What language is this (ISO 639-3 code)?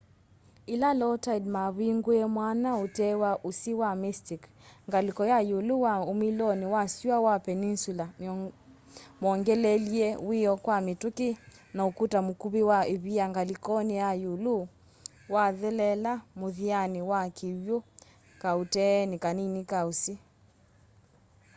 kam